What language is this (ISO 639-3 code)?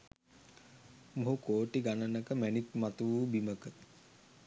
sin